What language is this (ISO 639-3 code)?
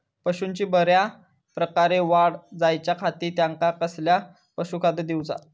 mar